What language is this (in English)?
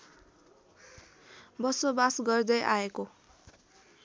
Nepali